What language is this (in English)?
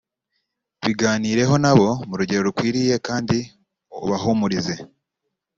Kinyarwanda